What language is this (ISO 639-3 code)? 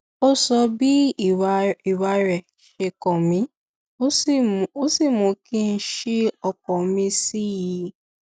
yor